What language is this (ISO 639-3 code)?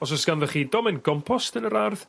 cym